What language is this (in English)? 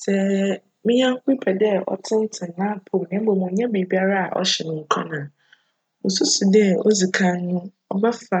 Akan